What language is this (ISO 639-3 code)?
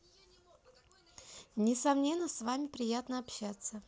rus